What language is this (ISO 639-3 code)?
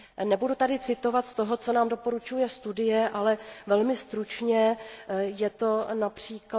ces